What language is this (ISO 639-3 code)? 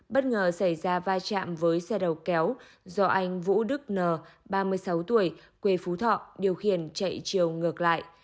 vie